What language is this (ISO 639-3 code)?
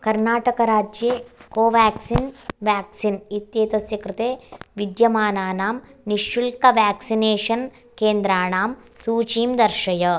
san